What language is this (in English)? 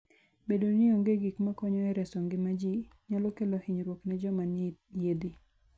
Luo (Kenya and Tanzania)